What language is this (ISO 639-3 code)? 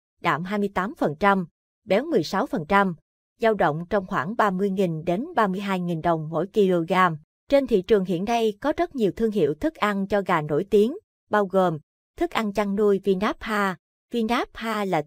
vie